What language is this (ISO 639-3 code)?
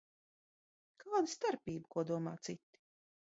lav